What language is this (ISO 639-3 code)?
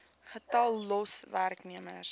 afr